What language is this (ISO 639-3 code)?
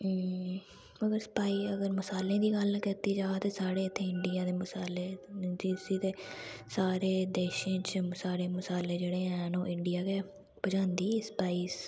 doi